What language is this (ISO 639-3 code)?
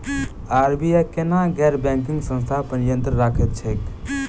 mai